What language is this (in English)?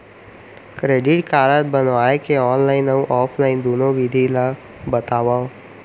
Chhattisgarhi